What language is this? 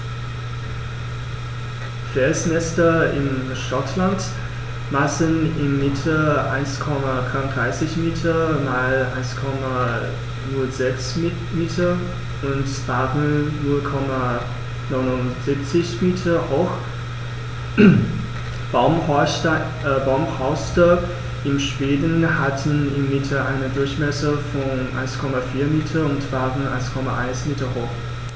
German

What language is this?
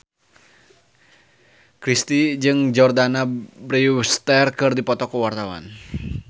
Sundanese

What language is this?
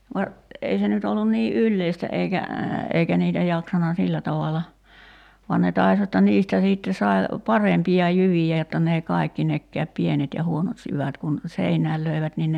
Finnish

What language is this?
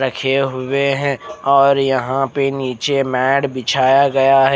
Hindi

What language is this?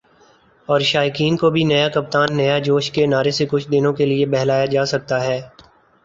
Urdu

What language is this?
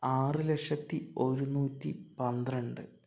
Malayalam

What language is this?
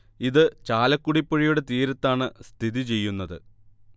Malayalam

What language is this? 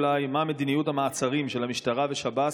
Hebrew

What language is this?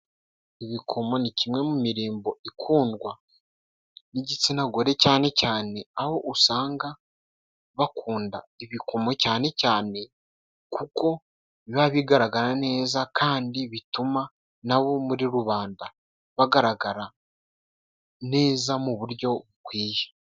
Kinyarwanda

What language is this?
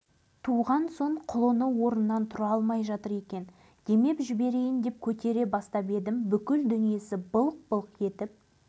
Kazakh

